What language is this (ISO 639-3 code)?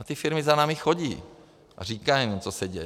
ces